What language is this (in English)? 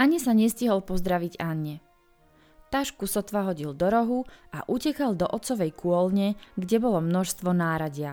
Czech